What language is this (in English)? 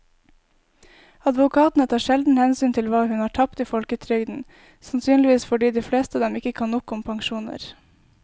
Norwegian